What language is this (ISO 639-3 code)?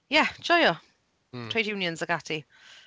cym